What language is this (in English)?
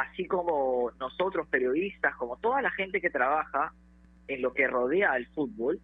Spanish